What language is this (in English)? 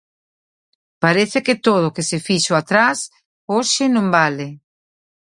Galician